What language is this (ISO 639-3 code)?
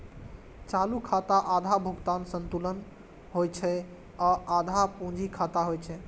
mai